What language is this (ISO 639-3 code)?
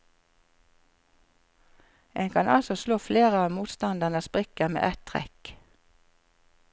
nor